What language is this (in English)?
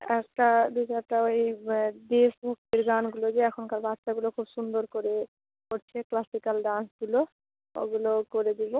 Bangla